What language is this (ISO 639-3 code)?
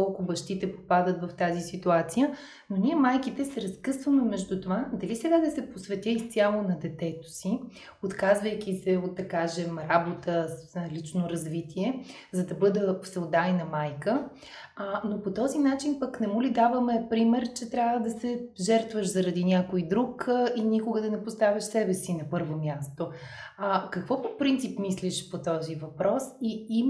bul